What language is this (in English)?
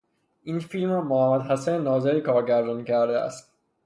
Persian